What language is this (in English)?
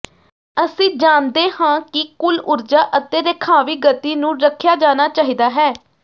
Punjabi